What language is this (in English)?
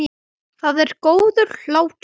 Icelandic